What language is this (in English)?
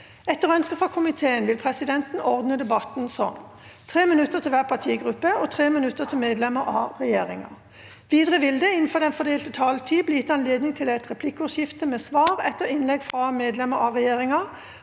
Norwegian